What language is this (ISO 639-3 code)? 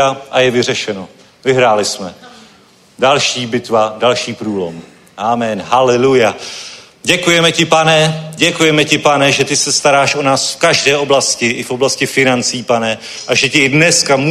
ces